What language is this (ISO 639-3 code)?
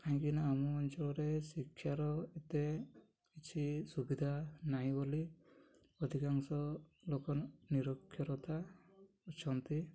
ori